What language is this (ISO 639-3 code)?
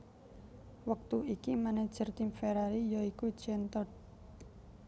jav